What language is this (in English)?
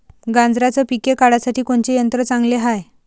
Marathi